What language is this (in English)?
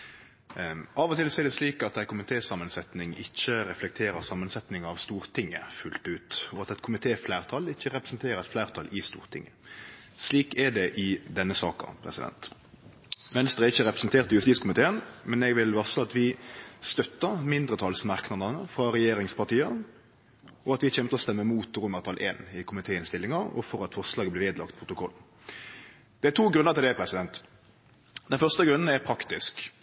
Norwegian Nynorsk